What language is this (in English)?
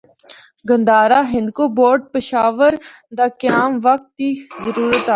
Northern Hindko